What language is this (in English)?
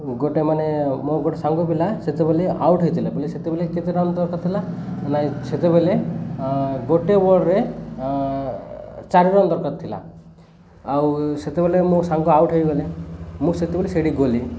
Odia